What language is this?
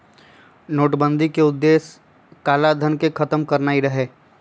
Magahi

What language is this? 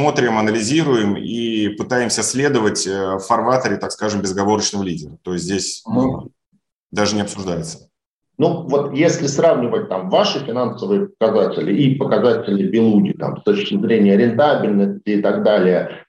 Russian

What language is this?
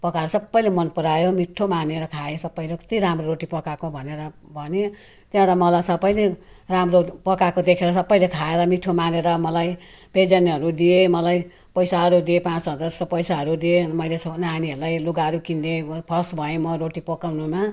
Nepali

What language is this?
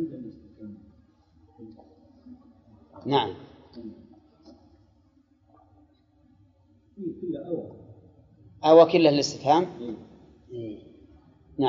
Arabic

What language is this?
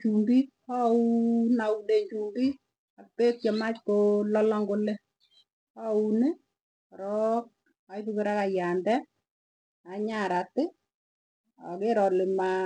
Tugen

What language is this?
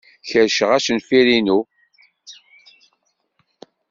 Kabyle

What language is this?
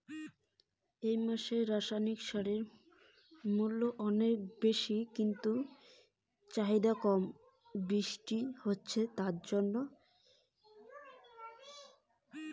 Bangla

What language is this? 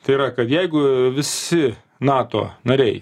Lithuanian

